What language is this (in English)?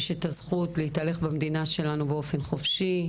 Hebrew